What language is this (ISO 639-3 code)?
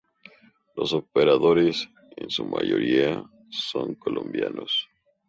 spa